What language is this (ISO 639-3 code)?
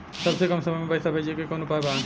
bho